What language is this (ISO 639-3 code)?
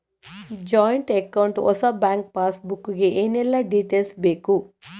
kan